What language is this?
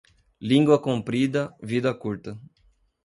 Portuguese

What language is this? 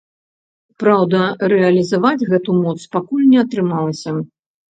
Belarusian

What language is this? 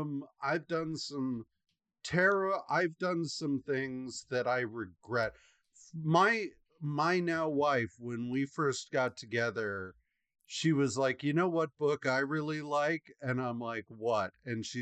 English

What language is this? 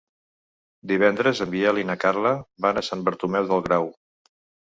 Catalan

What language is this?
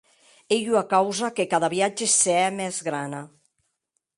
Occitan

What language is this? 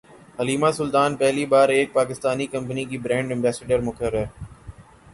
Urdu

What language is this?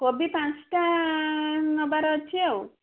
Odia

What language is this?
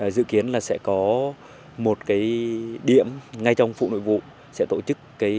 Vietnamese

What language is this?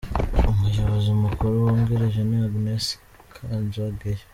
Kinyarwanda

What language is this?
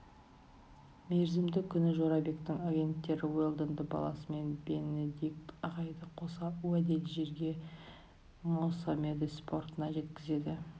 Kazakh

